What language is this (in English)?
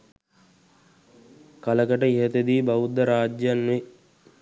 Sinhala